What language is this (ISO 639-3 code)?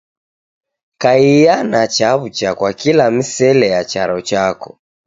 dav